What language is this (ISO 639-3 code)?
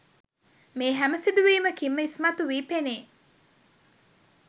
sin